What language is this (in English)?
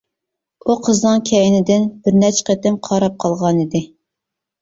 Uyghur